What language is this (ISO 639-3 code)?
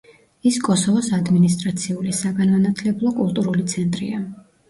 kat